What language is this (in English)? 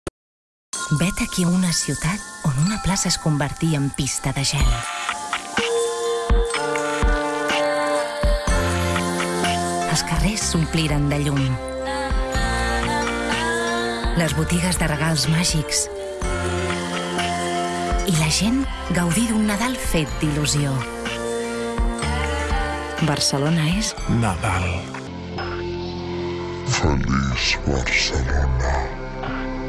Spanish